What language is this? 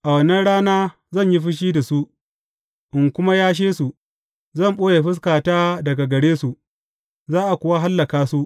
Hausa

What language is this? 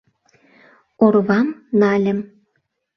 Mari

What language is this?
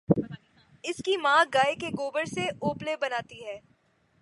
Urdu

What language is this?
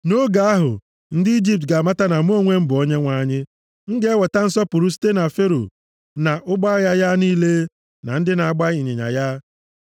Igbo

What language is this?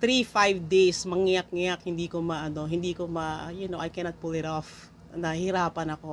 Filipino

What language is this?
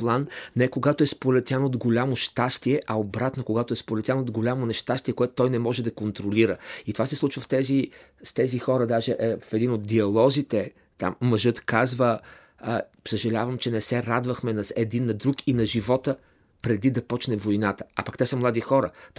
Bulgarian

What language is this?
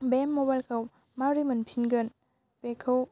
Bodo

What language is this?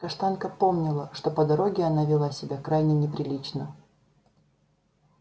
Russian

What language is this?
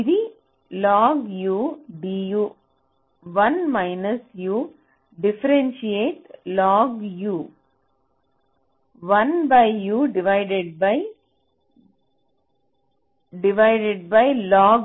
Telugu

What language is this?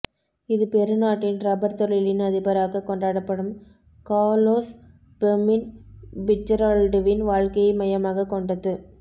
Tamil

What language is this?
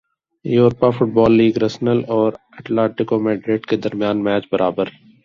Urdu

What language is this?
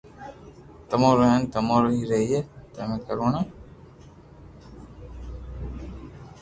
Loarki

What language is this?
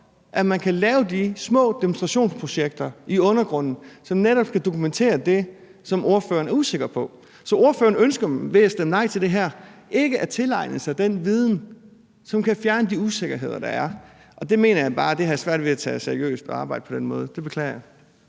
Danish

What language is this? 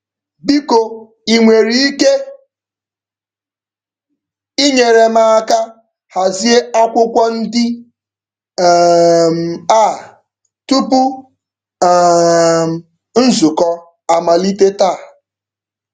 Igbo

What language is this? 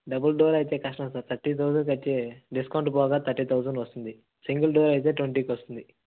Telugu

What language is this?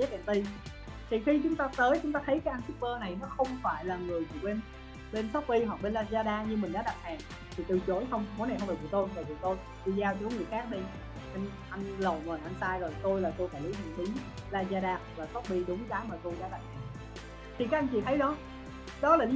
Vietnamese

